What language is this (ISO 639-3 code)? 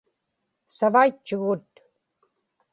ipk